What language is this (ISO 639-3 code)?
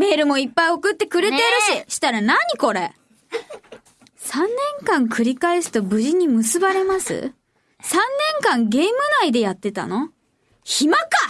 jpn